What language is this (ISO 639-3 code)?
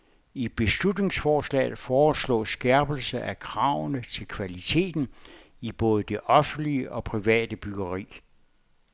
dan